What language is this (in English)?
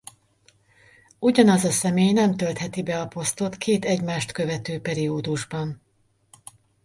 Hungarian